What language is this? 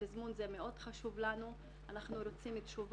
Hebrew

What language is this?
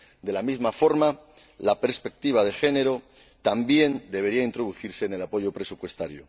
Spanish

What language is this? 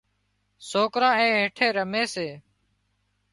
Wadiyara Koli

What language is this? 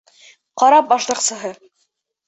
Bashkir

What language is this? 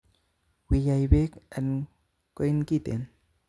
Kalenjin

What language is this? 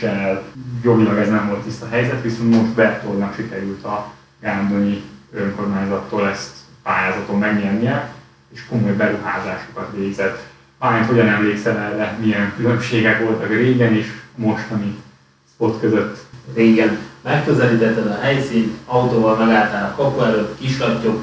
Hungarian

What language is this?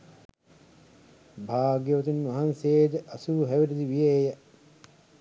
Sinhala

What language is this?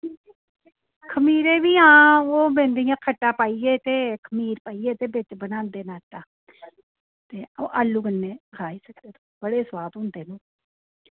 Dogri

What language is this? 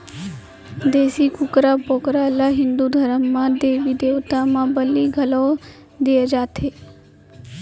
Chhattisgarhi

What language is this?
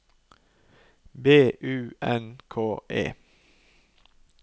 Norwegian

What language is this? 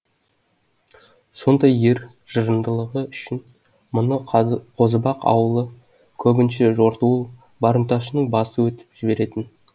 Kazakh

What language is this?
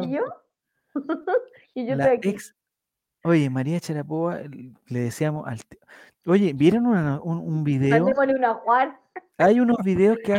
Spanish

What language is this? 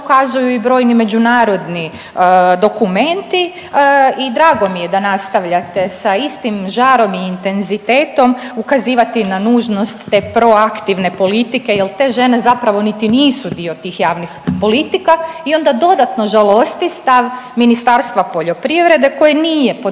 Croatian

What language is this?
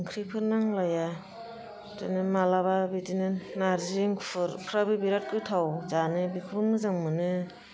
Bodo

